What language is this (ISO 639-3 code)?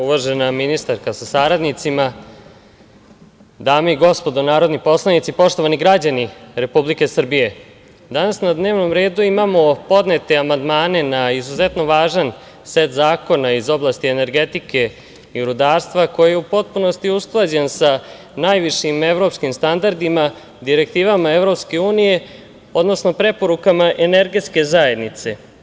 srp